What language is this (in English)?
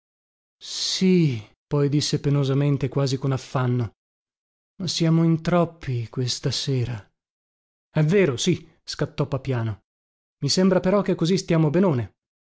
Italian